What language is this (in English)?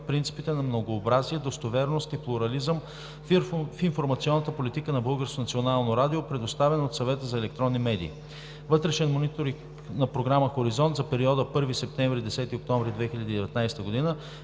Bulgarian